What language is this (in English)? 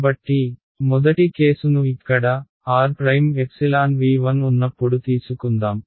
Telugu